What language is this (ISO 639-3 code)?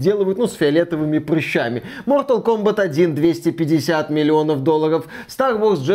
rus